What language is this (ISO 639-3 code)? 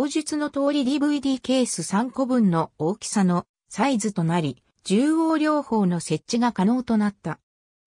jpn